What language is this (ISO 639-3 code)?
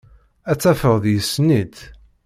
kab